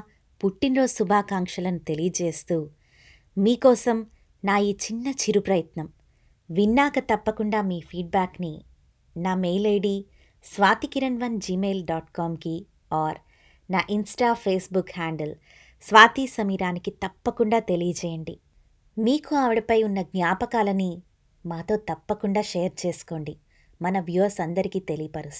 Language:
Telugu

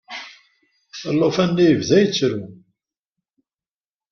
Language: Kabyle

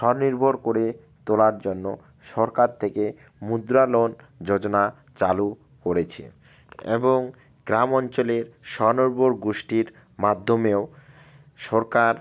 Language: Bangla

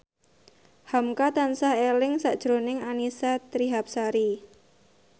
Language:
Javanese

